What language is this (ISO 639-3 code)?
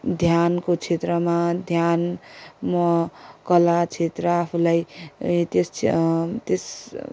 nep